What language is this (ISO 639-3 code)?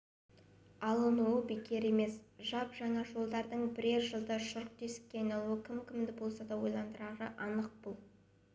kaz